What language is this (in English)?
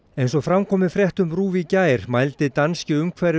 Icelandic